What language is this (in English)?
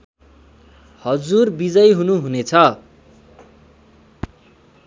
Nepali